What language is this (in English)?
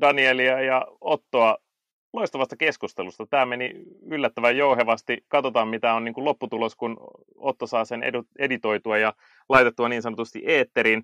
Finnish